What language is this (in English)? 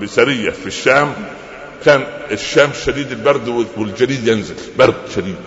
Arabic